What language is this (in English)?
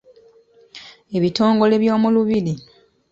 Ganda